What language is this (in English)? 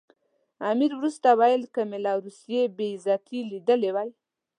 Pashto